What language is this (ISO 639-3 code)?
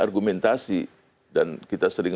ind